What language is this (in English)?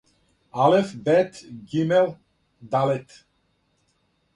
Serbian